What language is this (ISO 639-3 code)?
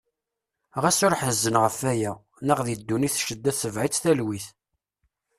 kab